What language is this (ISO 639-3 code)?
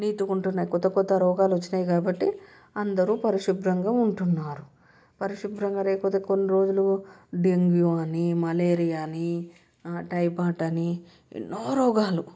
tel